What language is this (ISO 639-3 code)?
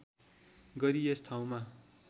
nep